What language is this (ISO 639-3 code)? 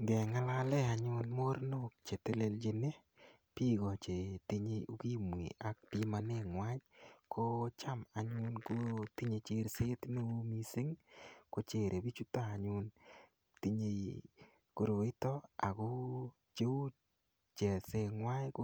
kln